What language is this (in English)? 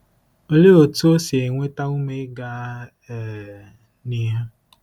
Igbo